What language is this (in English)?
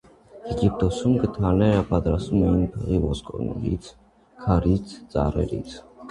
Armenian